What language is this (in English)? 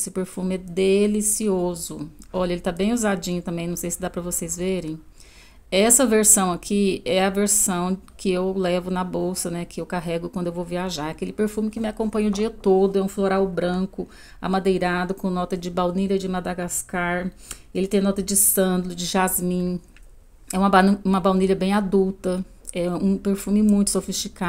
Portuguese